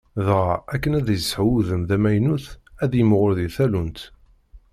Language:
Kabyle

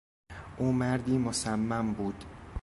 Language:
Persian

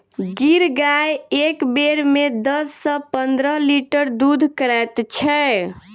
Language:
Maithili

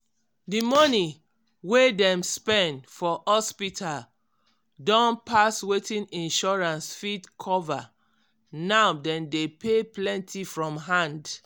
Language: Nigerian Pidgin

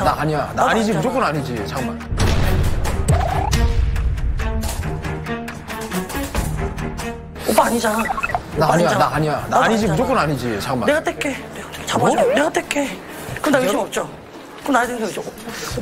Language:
Korean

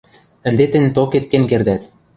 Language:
Western Mari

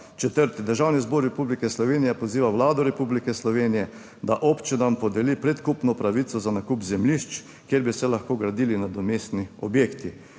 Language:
Slovenian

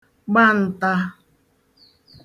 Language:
Igbo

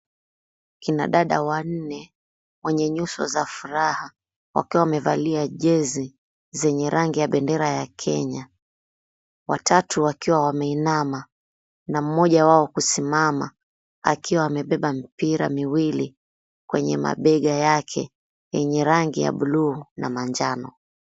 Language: Swahili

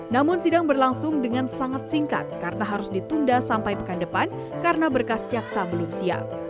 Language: Indonesian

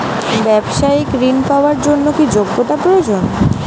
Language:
Bangla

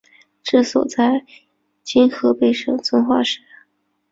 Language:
Chinese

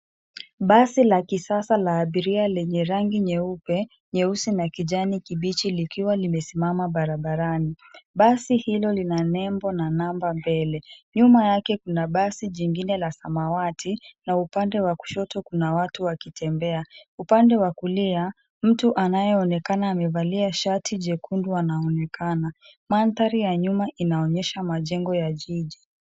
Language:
Swahili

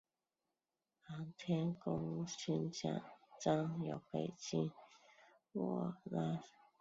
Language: Chinese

